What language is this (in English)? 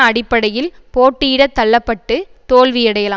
Tamil